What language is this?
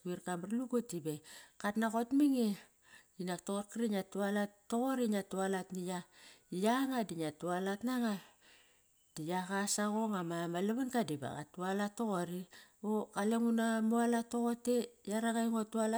Kairak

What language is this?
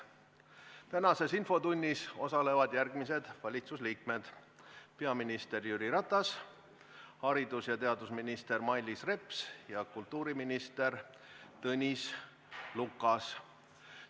Estonian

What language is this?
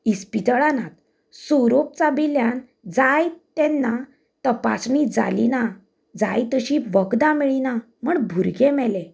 Konkani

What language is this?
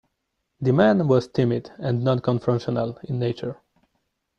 English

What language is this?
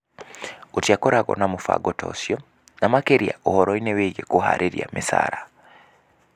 Kikuyu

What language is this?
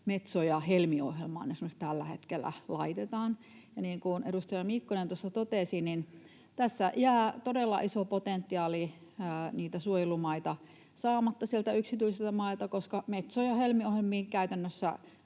Finnish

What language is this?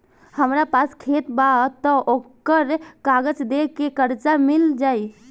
Bhojpuri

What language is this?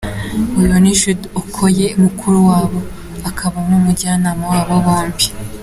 Kinyarwanda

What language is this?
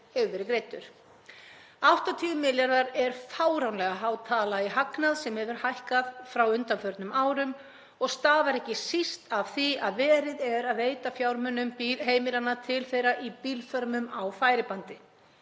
Icelandic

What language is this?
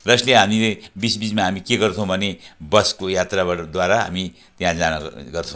Nepali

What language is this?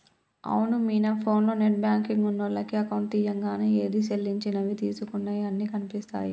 Telugu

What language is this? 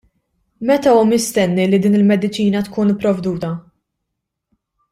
Maltese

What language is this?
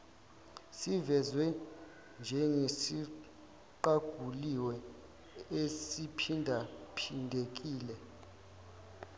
Zulu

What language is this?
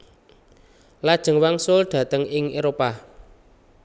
Javanese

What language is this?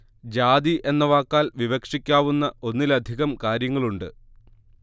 Malayalam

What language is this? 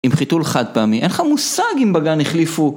Hebrew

